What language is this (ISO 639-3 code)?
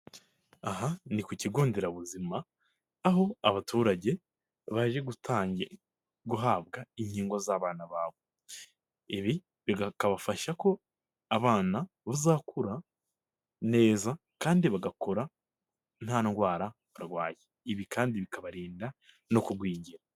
kin